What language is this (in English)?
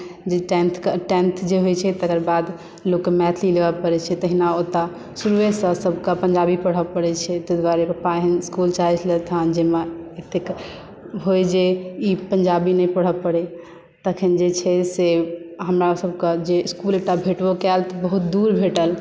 Maithili